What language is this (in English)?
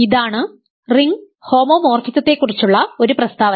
Malayalam